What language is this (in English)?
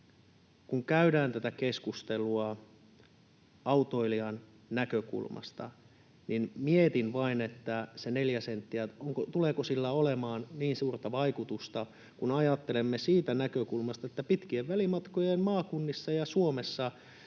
Finnish